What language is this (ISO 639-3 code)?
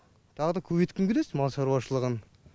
kaz